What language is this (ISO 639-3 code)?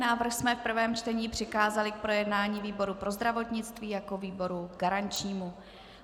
ces